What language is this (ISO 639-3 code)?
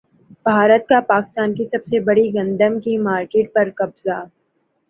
urd